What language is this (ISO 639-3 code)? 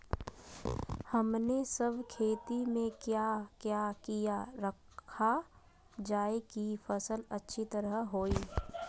mag